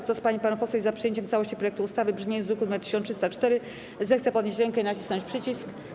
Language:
Polish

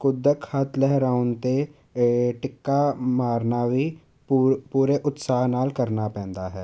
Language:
Punjabi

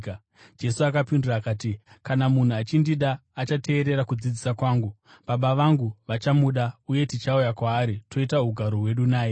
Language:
Shona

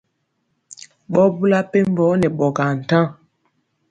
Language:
Mpiemo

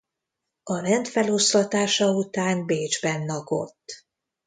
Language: Hungarian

